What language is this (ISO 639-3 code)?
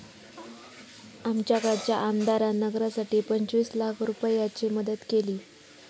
mar